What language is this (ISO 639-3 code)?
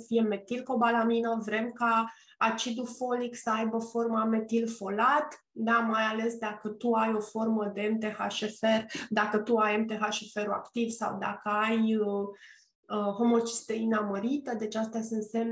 ron